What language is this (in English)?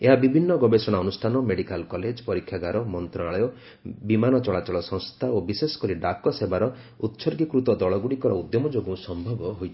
Odia